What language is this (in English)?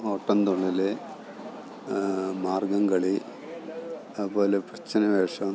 Malayalam